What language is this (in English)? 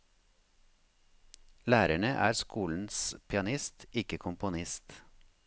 Norwegian